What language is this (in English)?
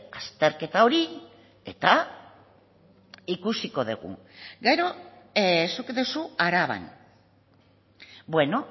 Basque